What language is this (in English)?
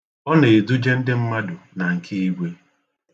Igbo